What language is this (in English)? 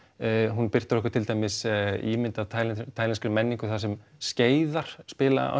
Icelandic